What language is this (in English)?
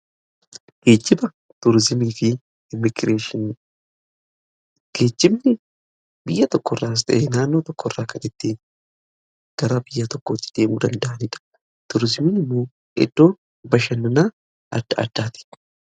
Oromo